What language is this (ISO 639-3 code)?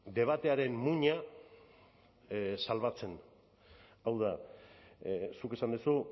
eus